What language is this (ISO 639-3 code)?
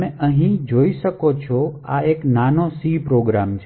guj